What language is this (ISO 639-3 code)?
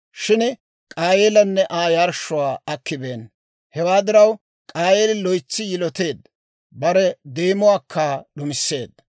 dwr